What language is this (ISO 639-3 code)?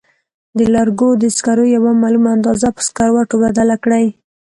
pus